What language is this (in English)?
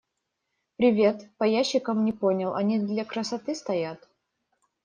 Russian